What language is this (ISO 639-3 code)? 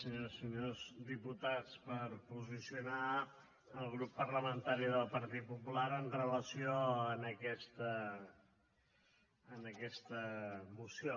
cat